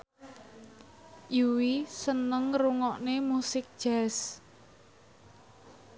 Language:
Javanese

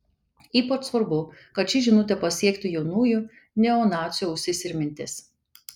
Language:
Lithuanian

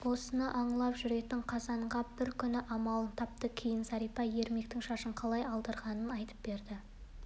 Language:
Kazakh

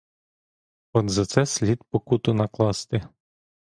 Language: Ukrainian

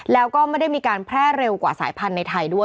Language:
Thai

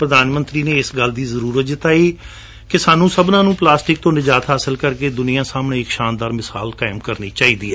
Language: Punjabi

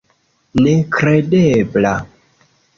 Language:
Esperanto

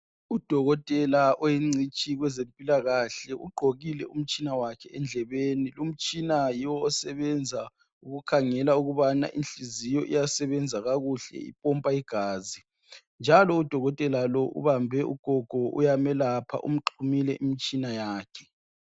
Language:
North Ndebele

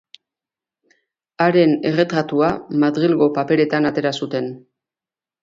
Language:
Basque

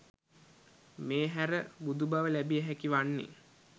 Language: Sinhala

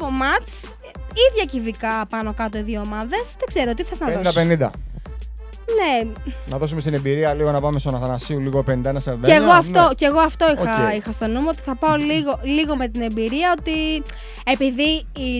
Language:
Greek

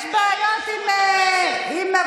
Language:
Hebrew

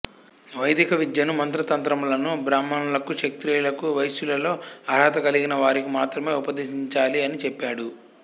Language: Telugu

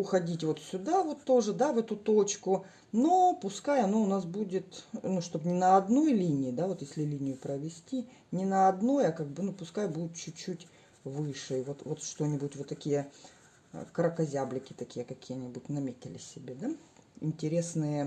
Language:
Russian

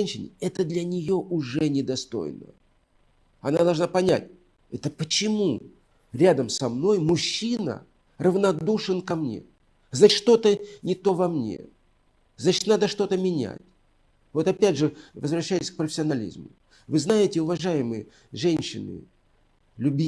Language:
Russian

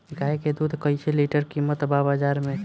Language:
Bhojpuri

